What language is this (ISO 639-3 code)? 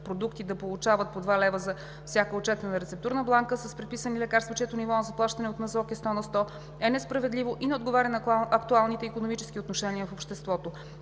bul